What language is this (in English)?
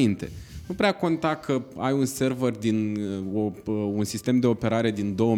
Romanian